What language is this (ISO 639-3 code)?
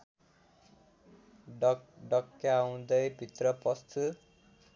nep